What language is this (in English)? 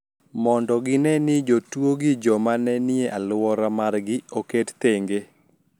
Luo (Kenya and Tanzania)